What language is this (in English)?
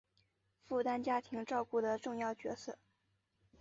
Chinese